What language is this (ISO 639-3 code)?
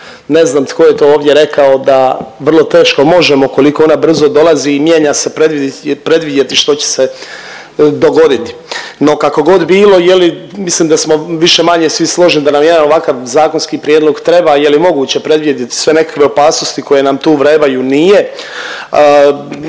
hrv